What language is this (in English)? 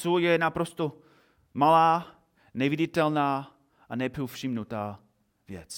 Czech